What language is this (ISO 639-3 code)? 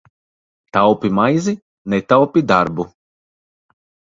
lav